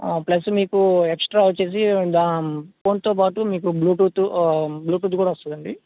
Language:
Telugu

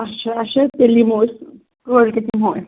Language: Kashmiri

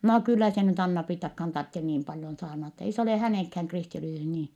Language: Finnish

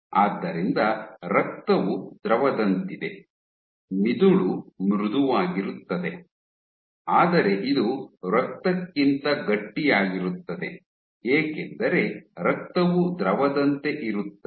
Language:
Kannada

